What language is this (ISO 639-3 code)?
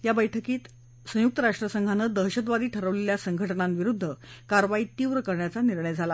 mar